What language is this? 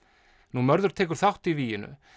Icelandic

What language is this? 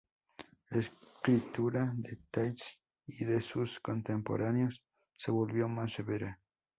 Spanish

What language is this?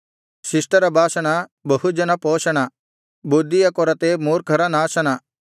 Kannada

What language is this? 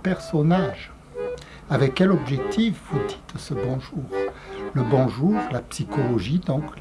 French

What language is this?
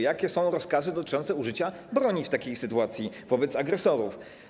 Polish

